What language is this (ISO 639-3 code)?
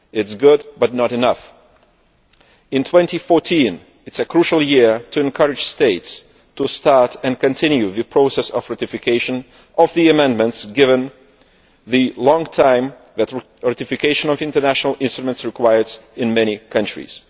eng